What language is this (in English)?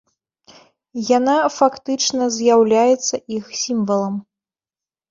Belarusian